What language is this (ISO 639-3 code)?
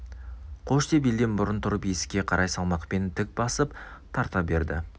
kaz